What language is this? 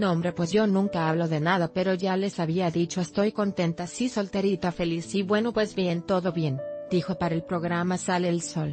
Spanish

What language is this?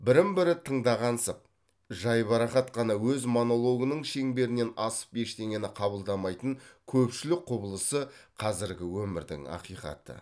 Kazakh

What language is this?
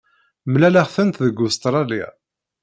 Kabyle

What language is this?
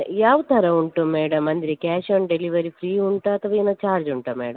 Kannada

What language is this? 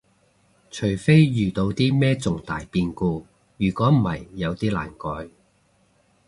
Cantonese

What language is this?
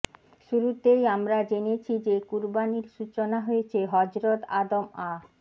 Bangla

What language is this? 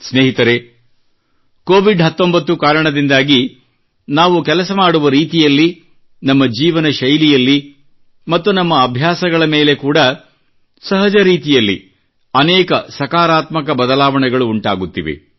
Kannada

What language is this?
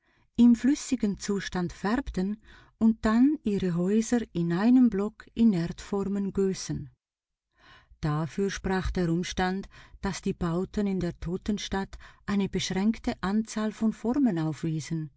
German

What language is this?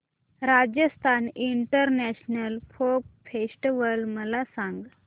Marathi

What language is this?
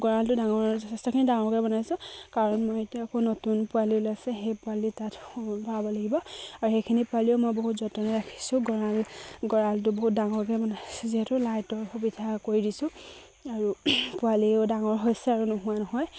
Assamese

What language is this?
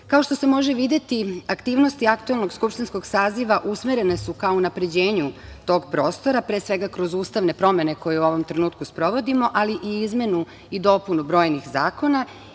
Serbian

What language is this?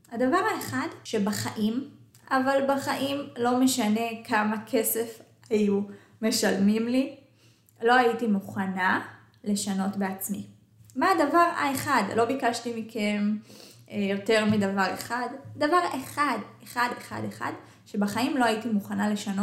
Hebrew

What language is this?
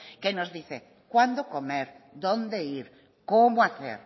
Spanish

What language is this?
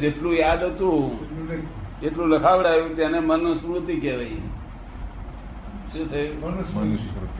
Gujarati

